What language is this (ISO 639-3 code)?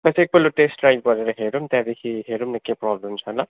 nep